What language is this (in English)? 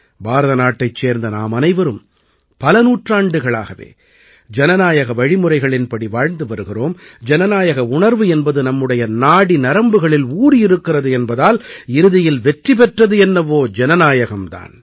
Tamil